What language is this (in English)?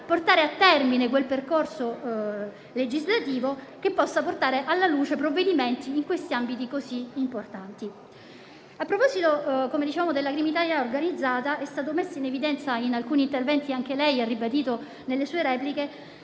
Italian